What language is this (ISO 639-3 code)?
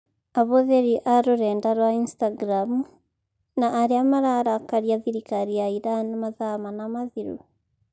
kik